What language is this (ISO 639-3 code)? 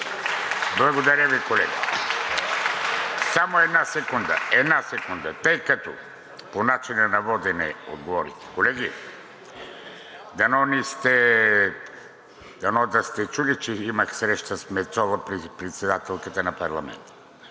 bul